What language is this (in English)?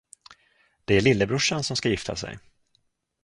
Swedish